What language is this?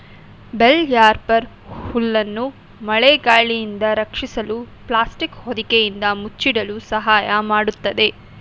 Kannada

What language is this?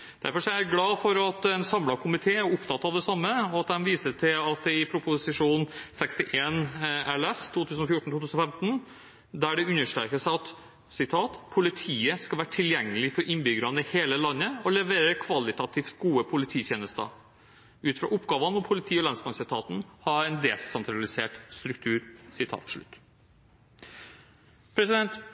Norwegian Bokmål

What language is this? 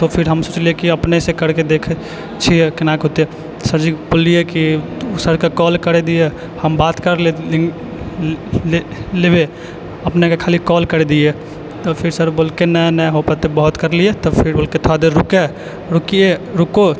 Maithili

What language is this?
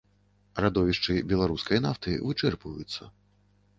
Belarusian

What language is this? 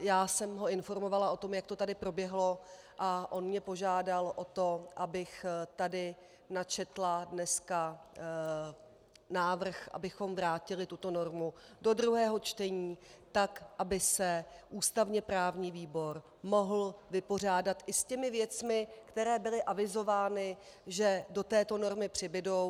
Czech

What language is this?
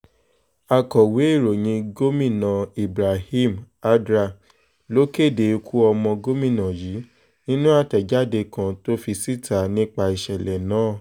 Yoruba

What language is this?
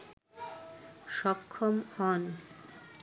Bangla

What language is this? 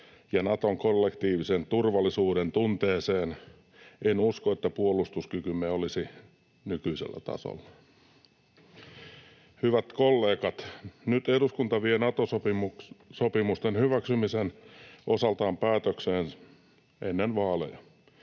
Finnish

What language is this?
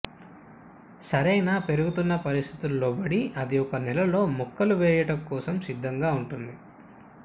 Telugu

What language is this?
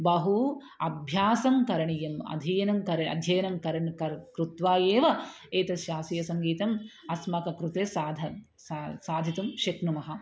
Sanskrit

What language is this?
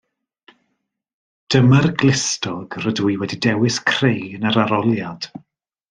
Welsh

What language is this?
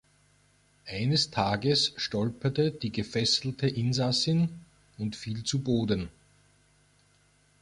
German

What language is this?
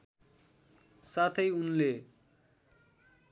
Nepali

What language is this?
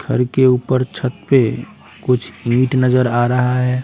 Hindi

